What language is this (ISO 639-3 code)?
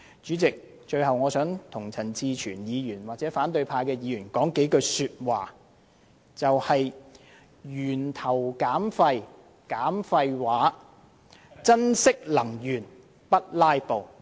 yue